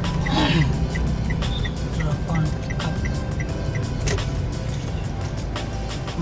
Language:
Indonesian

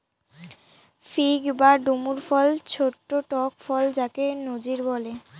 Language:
Bangla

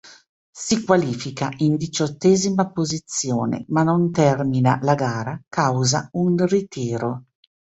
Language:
Italian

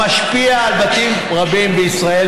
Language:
Hebrew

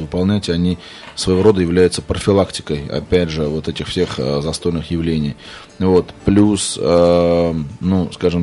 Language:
Russian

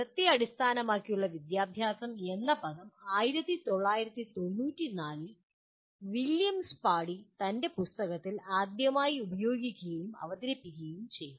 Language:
Malayalam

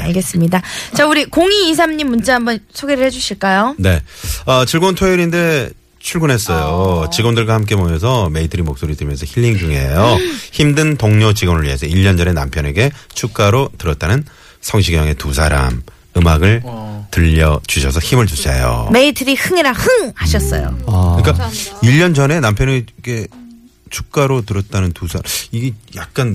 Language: Korean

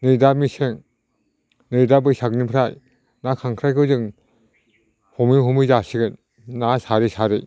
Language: Bodo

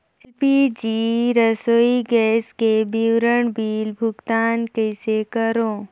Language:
Chhattisgarhi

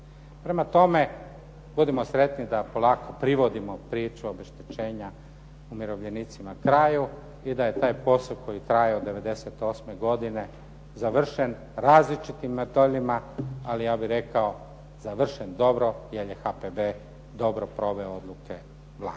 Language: Croatian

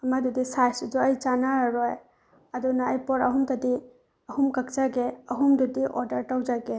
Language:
Manipuri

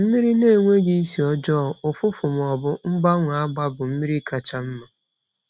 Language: Igbo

